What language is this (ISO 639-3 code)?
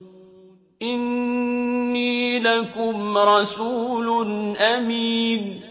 ara